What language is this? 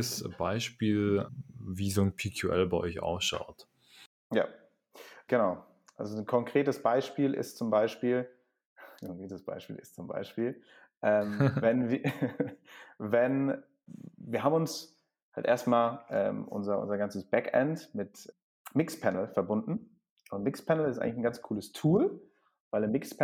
German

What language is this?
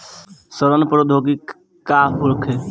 Bhojpuri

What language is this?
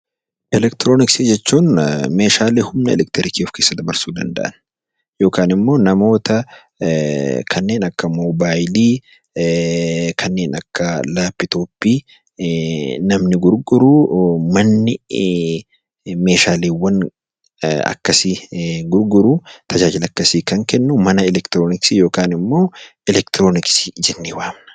Oromo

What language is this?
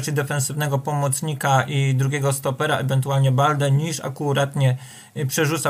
Polish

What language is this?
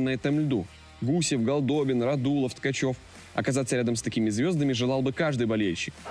Russian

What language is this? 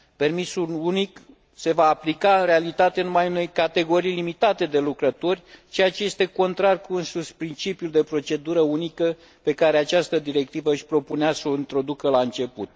Romanian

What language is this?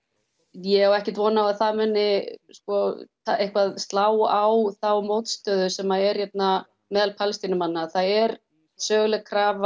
Icelandic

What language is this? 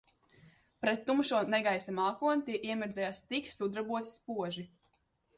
Latvian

